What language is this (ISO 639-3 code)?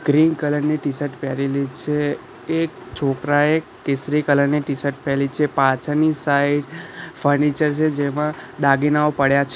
guj